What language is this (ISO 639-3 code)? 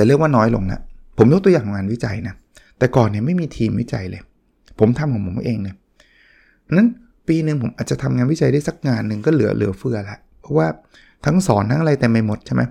tha